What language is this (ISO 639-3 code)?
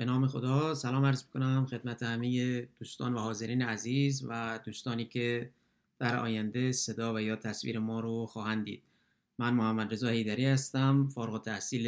fas